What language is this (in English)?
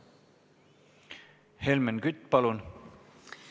Estonian